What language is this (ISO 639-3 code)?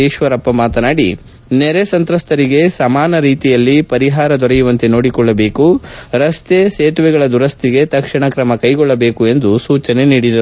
kan